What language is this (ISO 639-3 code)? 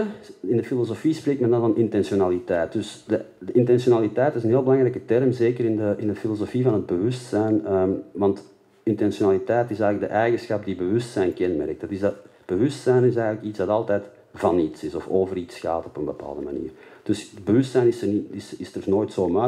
nld